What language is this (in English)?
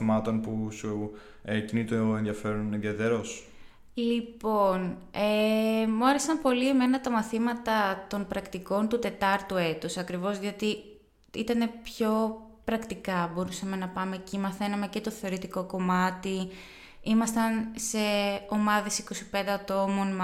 Greek